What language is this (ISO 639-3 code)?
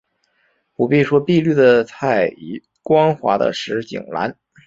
zho